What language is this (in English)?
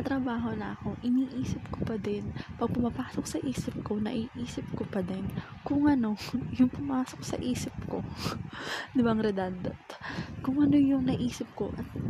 Filipino